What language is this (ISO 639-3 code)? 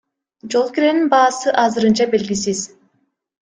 kir